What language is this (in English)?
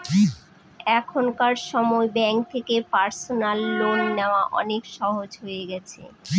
Bangla